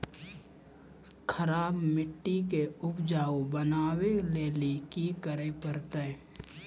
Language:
Maithili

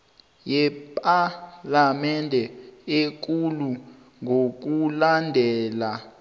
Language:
South Ndebele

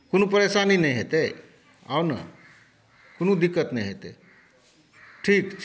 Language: Maithili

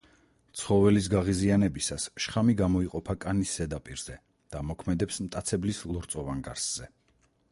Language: Georgian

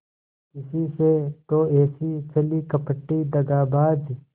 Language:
Hindi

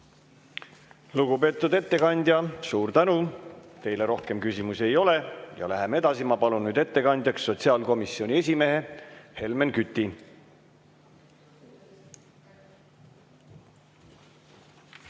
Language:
Estonian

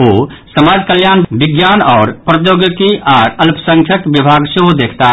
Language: Maithili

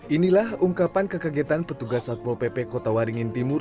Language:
Indonesian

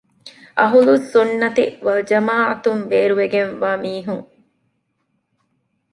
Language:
Divehi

